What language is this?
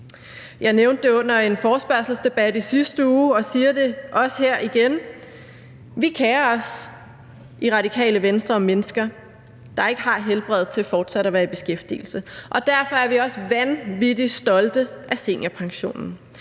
Danish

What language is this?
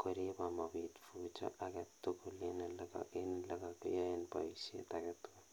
Kalenjin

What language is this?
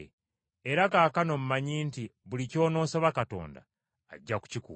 Ganda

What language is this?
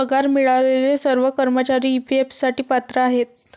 Marathi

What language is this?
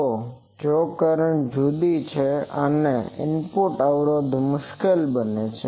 Gujarati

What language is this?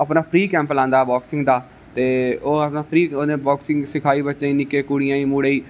Dogri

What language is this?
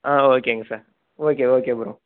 Tamil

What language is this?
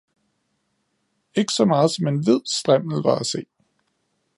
Danish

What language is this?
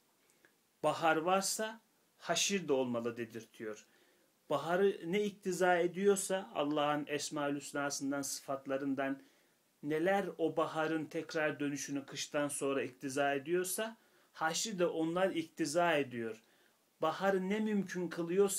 Turkish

